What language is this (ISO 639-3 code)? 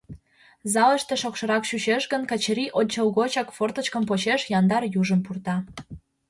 chm